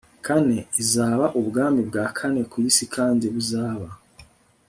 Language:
Kinyarwanda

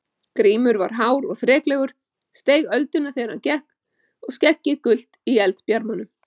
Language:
Icelandic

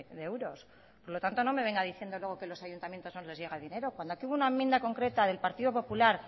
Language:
Spanish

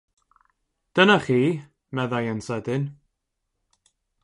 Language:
Welsh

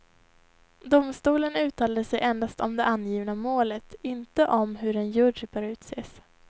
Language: Swedish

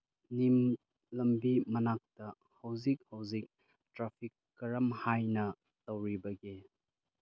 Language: Manipuri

